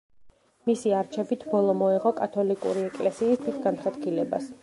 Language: Georgian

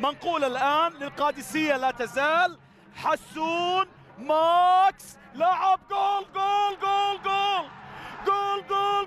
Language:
Arabic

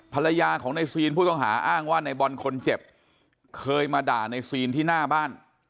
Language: Thai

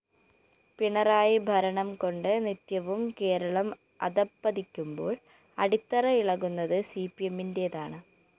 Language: Malayalam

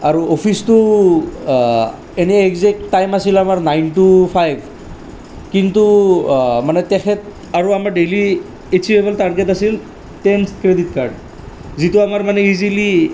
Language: Assamese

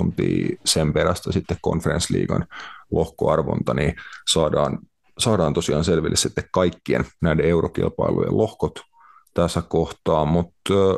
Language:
Finnish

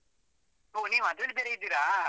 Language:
Kannada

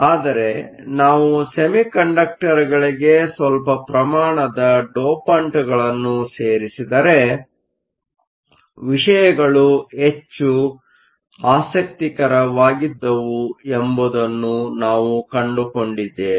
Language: Kannada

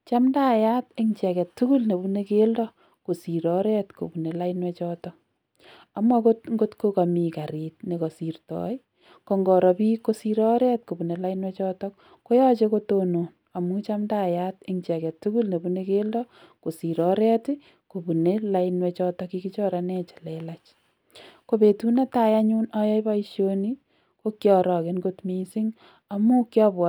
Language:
Kalenjin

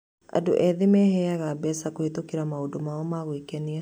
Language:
Kikuyu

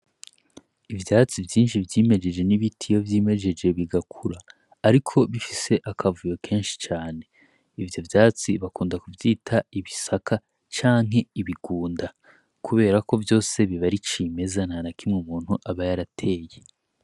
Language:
Rundi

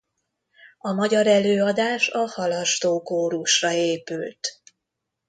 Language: Hungarian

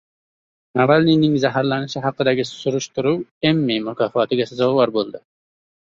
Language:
Uzbek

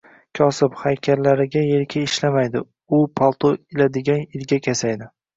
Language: Uzbek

